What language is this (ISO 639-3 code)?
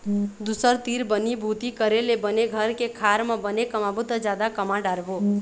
hne